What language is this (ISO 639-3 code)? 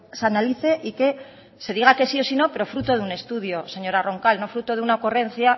spa